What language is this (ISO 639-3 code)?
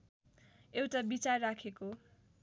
nep